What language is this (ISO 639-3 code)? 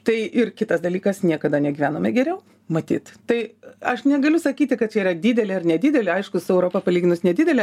lit